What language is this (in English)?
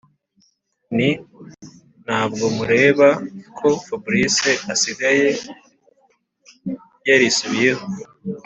Kinyarwanda